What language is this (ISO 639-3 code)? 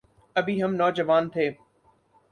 urd